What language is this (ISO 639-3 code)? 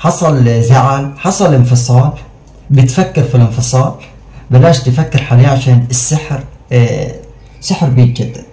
ara